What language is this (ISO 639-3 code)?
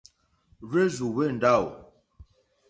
bri